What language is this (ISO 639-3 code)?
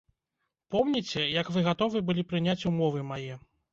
bel